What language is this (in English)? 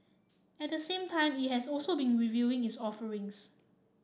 English